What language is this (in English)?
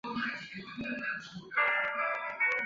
Chinese